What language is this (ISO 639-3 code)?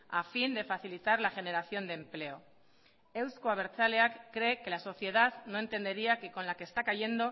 spa